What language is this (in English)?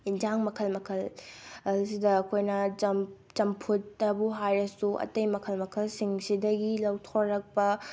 Manipuri